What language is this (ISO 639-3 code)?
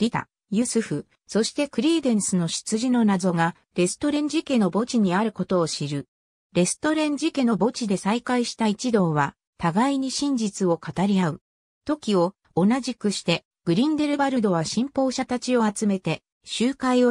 jpn